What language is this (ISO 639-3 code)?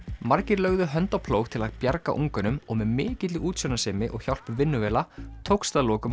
isl